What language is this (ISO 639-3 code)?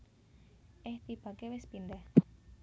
jav